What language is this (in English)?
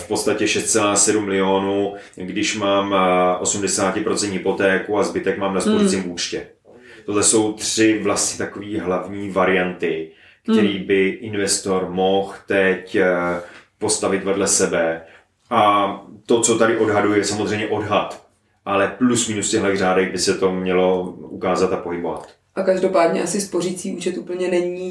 Czech